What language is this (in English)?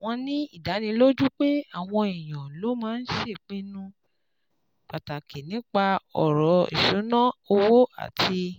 Yoruba